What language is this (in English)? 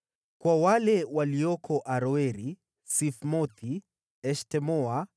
Swahili